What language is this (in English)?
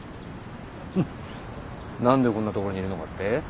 Japanese